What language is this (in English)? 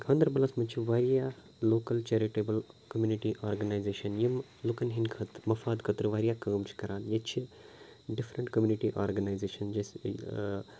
Kashmiri